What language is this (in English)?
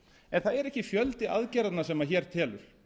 Icelandic